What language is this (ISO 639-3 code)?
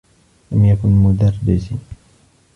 ara